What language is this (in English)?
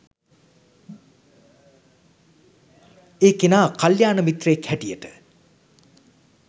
Sinhala